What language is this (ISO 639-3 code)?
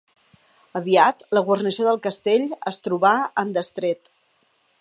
cat